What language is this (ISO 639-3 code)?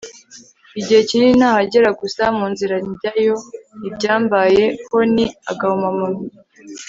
kin